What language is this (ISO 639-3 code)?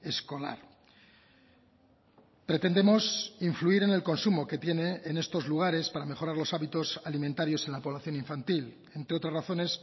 spa